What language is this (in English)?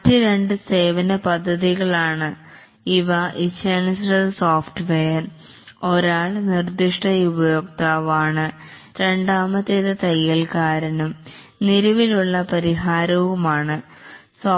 Malayalam